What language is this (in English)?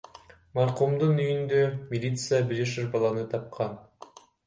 Kyrgyz